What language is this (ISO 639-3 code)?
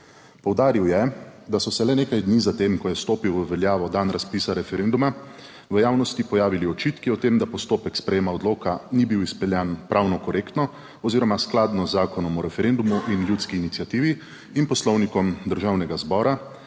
slv